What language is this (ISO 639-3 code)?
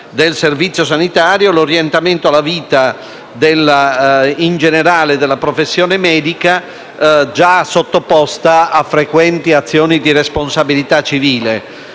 ita